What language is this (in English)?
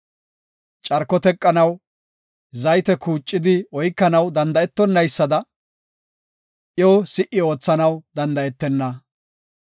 Gofa